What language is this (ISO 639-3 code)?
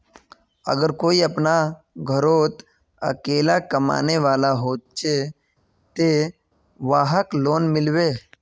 mag